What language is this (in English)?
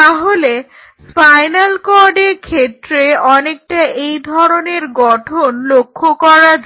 Bangla